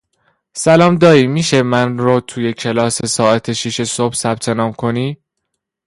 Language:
Persian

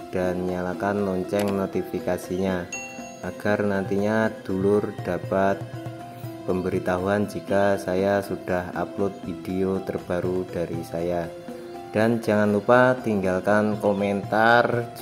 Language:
Indonesian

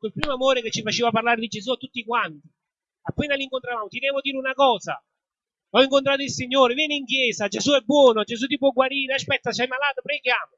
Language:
Italian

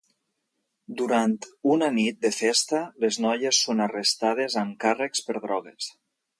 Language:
Catalan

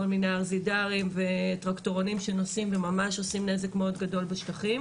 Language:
Hebrew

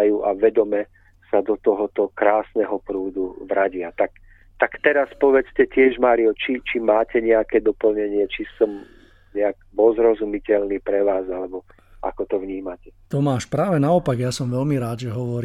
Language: Czech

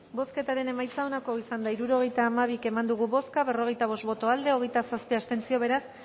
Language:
Basque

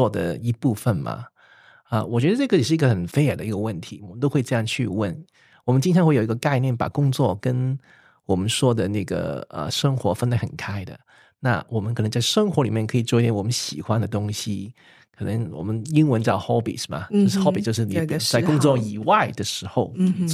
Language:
Chinese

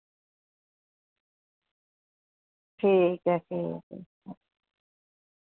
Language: Dogri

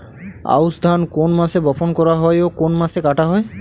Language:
Bangla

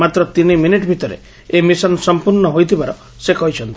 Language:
Odia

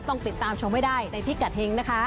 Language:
Thai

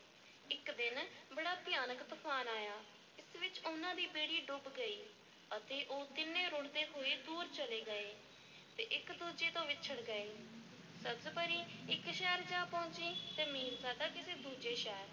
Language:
Punjabi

